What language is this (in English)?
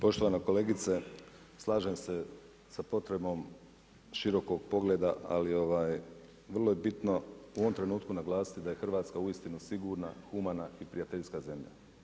Croatian